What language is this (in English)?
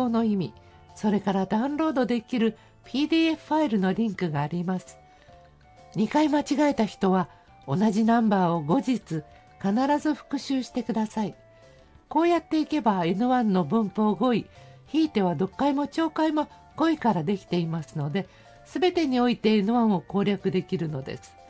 Japanese